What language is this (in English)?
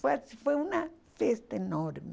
Portuguese